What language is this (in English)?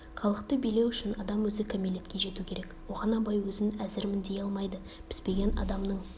Kazakh